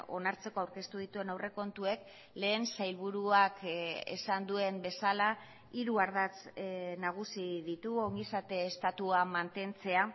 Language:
Basque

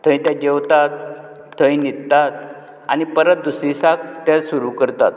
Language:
Konkani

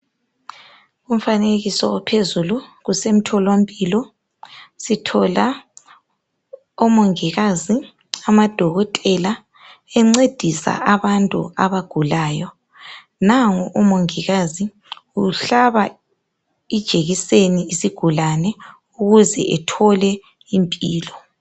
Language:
North Ndebele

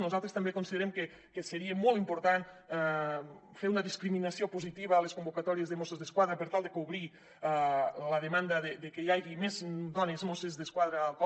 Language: Catalan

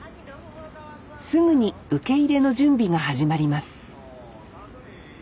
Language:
Japanese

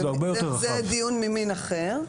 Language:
Hebrew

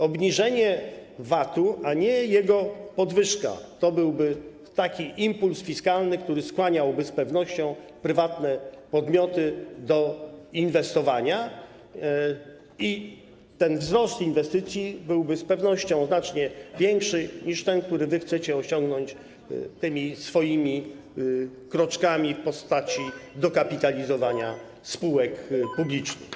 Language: Polish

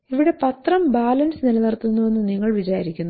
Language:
Malayalam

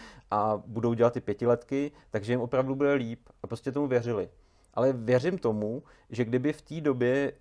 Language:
Czech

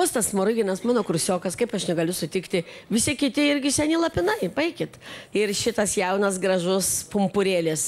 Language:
Lithuanian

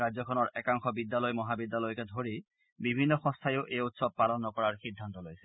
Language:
Assamese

